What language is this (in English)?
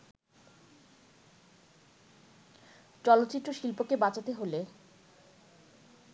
Bangla